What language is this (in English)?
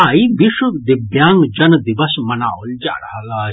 Maithili